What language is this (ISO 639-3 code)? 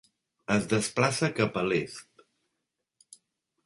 cat